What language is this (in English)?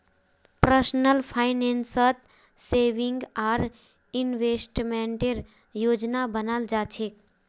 Magahi